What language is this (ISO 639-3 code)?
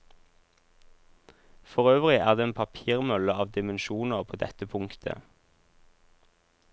nor